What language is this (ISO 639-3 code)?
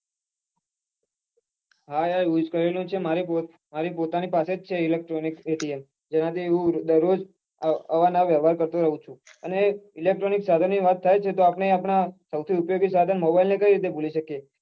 guj